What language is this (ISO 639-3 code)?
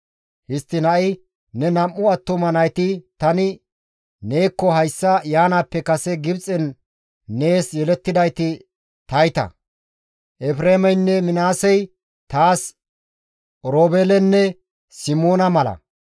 gmv